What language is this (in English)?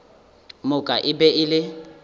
Northern Sotho